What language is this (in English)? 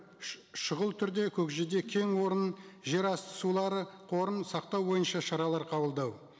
Kazakh